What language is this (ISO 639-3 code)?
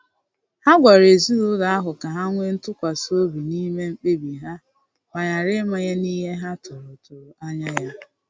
ibo